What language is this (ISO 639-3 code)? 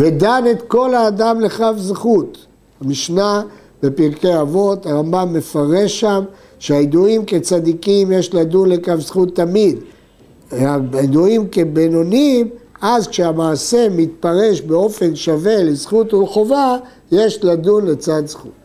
heb